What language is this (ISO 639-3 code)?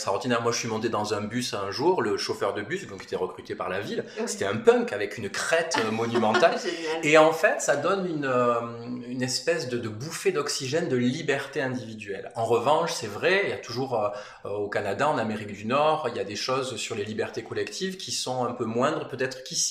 fra